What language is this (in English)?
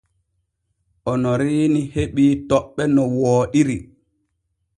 Borgu Fulfulde